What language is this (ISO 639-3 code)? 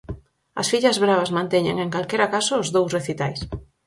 glg